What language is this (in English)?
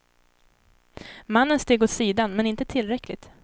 Swedish